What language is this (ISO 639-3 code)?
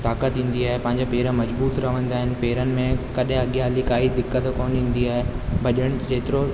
snd